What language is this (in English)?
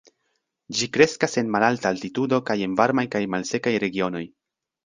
Esperanto